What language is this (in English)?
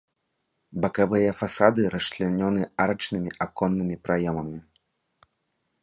Belarusian